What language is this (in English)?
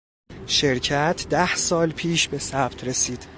Persian